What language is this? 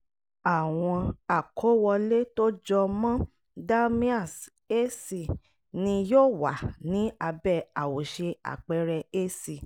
Yoruba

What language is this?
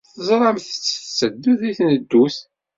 Kabyle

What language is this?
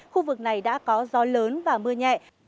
Vietnamese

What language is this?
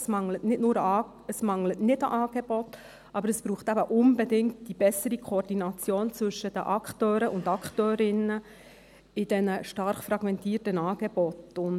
Swiss German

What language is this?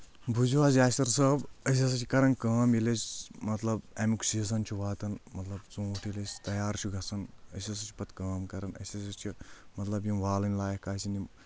Kashmiri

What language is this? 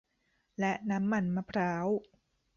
Thai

